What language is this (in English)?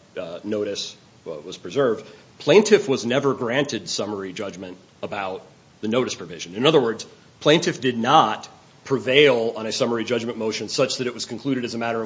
English